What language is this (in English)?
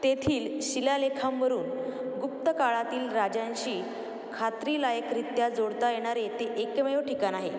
Marathi